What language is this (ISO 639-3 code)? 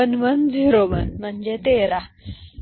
mar